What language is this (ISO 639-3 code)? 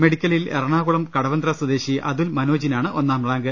mal